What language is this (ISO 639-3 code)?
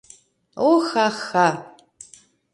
chm